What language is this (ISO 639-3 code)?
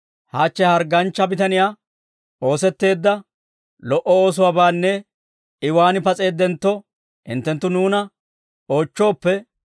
dwr